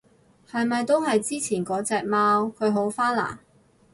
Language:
Cantonese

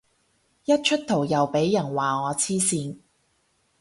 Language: Cantonese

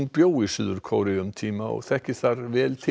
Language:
Icelandic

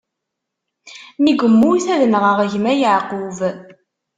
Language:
Kabyle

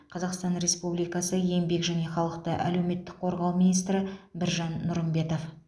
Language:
Kazakh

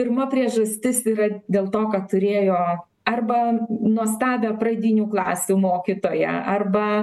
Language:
Lithuanian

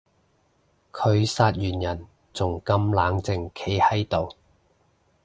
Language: Cantonese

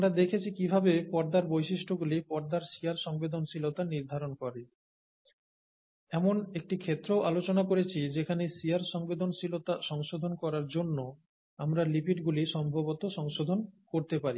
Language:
Bangla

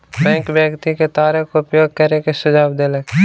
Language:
Maithili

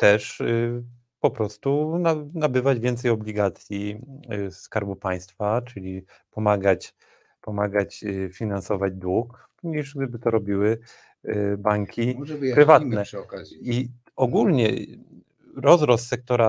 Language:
Polish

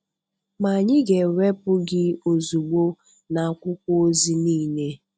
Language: Igbo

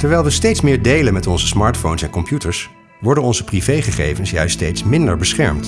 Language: Dutch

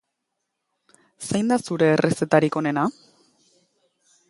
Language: Basque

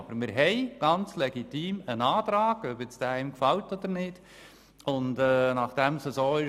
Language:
Swiss German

